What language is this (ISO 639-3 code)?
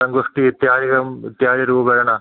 san